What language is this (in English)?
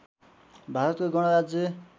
Nepali